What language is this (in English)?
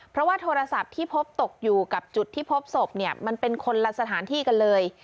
Thai